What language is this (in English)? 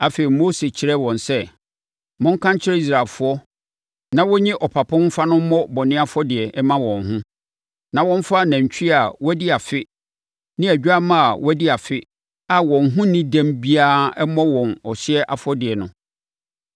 Akan